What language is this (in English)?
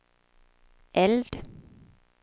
Swedish